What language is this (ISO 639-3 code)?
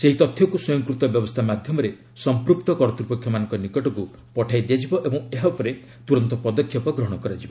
ori